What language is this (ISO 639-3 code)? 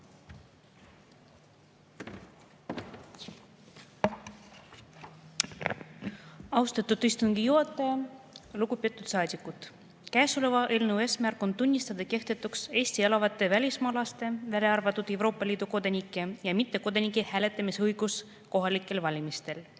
est